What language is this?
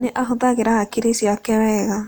Kikuyu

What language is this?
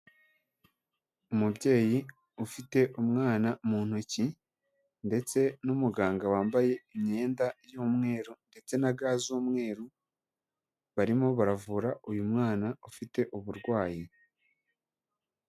Kinyarwanda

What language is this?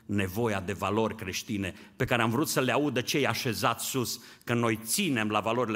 Romanian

